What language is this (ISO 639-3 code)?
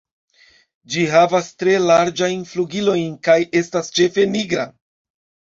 epo